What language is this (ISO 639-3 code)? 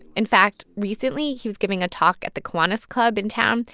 eng